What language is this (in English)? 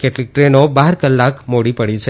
Gujarati